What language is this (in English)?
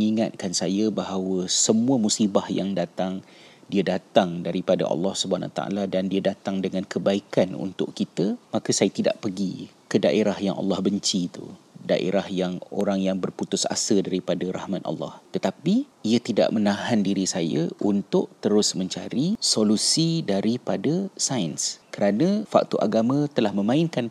Malay